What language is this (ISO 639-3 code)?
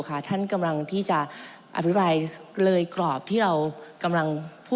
tha